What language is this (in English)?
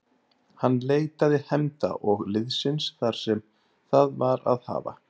Icelandic